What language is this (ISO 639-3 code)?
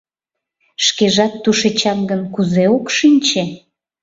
chm